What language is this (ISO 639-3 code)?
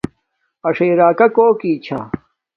dmk